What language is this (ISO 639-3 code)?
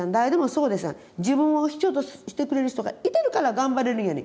jpn